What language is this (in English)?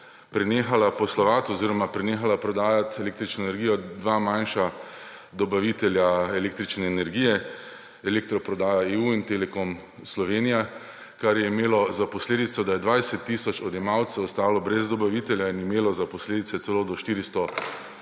Slovenian